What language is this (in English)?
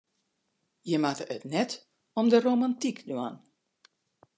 Western Frisian